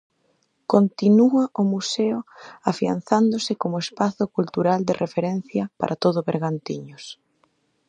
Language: Galician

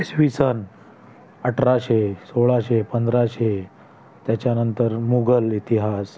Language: Marathi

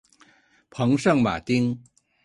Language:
Chinese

